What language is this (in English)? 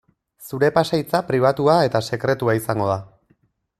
Basque